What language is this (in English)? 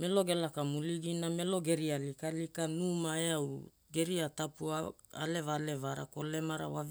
Hula